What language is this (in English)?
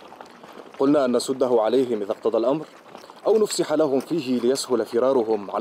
Arabic